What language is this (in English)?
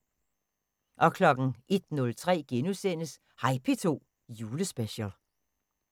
Danish